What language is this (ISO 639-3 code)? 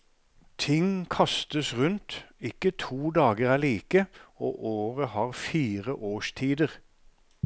nor